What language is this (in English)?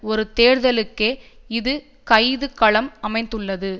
Tamil